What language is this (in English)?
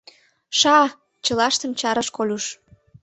Mari